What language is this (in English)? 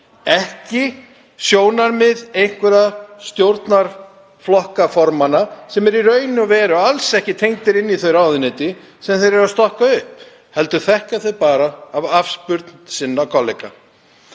Icelandic